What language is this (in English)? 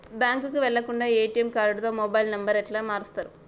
Telugu